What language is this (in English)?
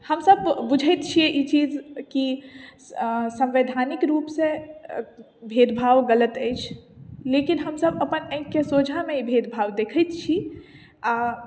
Maithili